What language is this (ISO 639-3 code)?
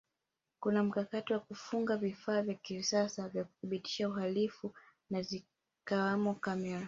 swa